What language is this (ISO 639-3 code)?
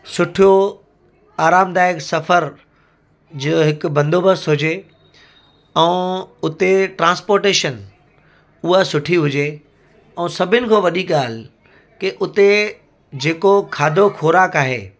snd